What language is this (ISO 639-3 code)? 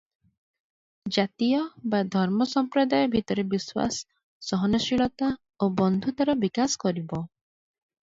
ori